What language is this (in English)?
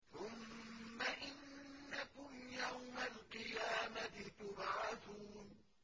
Arabic